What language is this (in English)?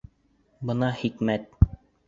Bashkir